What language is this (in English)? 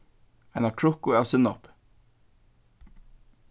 Faroese